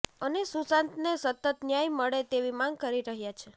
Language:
Gujarati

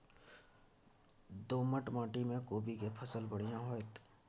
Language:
Maithili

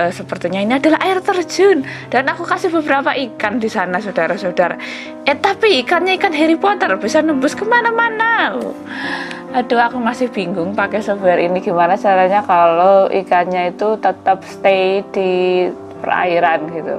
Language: Indonesian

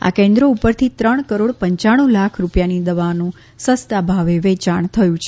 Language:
Gujarati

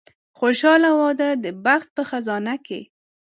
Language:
Pashto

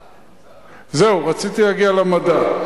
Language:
Hebrew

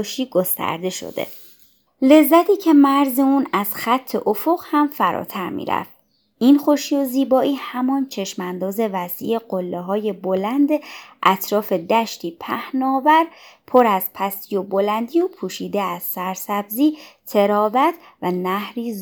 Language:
Persian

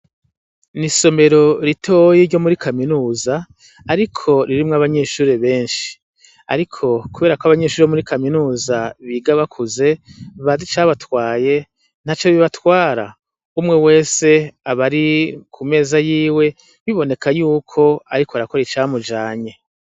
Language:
Rundi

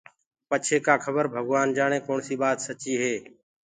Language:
Gurgula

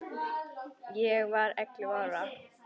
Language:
Icelandic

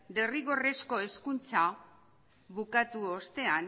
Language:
Basque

